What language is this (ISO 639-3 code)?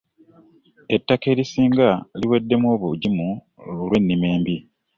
lug